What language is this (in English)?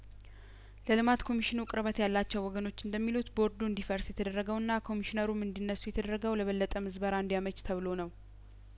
Amharic